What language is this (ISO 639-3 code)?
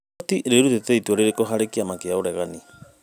kik